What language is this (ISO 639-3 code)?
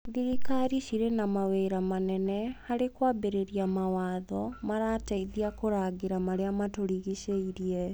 kik